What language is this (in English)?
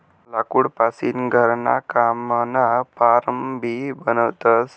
Marathi